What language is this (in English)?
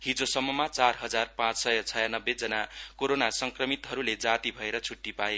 Nepali